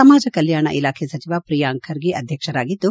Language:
Kannada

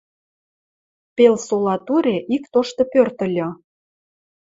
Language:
Western Mari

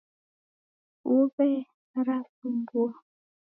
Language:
Taita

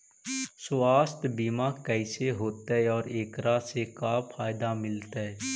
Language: Magahi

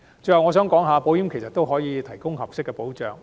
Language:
Cantonese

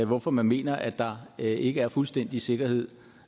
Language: Danish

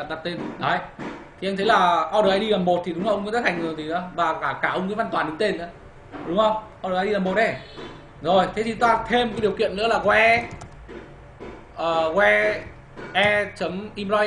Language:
Vietnamese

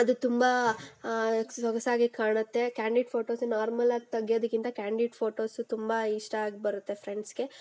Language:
Kannada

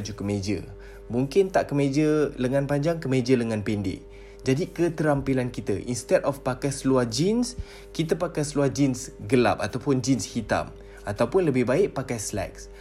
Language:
Malay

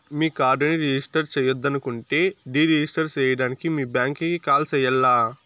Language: Telugu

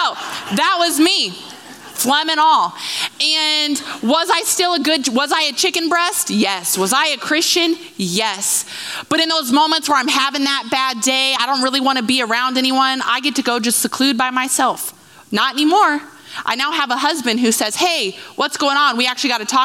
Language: English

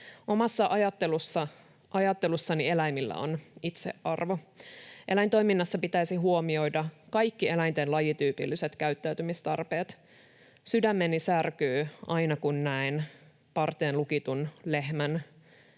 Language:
Finnish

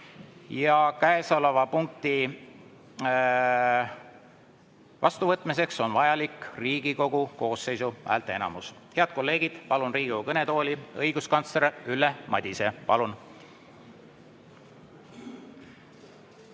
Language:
Estonian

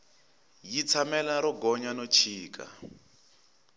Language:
Tsonga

